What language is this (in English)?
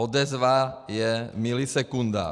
Czech